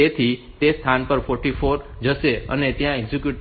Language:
Gujarati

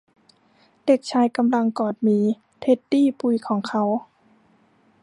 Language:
Thai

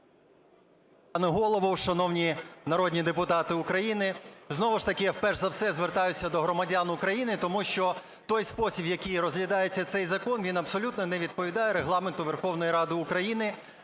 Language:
Ukrainian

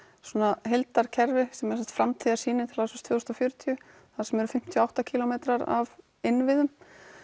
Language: Icelandic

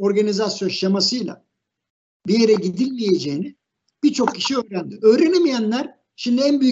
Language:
Turkish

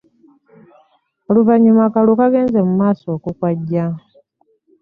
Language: Ganda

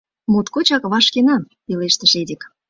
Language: Mari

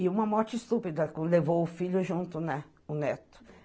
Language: Portuguese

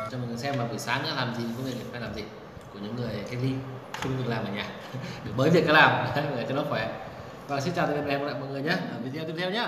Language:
Vietnamese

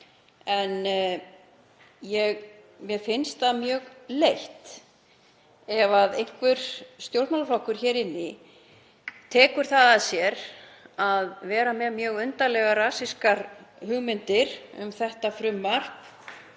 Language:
Icelandic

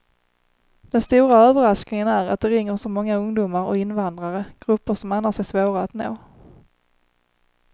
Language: Swedish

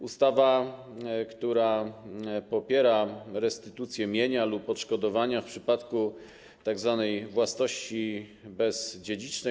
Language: Polish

